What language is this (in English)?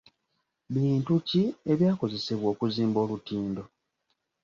Ganda